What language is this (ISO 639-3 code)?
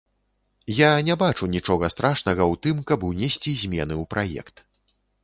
bel